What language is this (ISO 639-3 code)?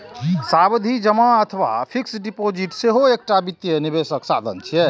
mai